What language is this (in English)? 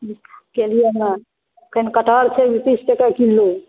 Maithili